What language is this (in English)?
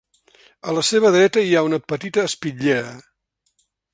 Catalan